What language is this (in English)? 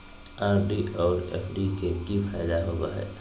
Magahi